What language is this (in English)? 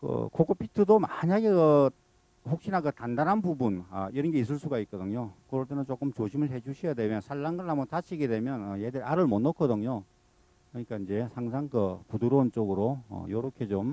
Korean